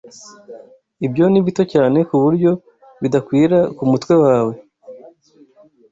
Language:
Kinyarwanda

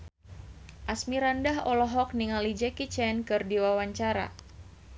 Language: Sundanese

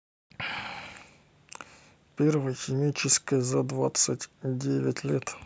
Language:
Russian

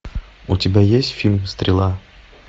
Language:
Russian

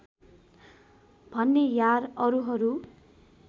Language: Nepali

